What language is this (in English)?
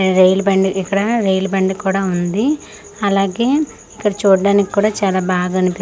Telugu